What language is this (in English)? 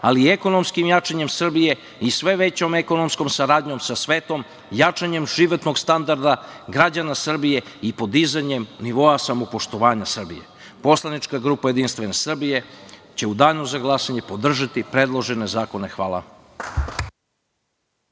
Serbian